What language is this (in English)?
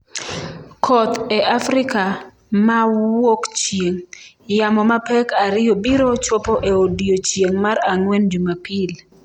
Luo (Kenya and Tanzania)